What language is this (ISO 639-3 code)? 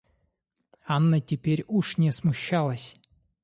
rus